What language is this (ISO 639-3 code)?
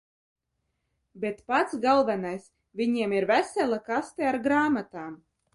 lav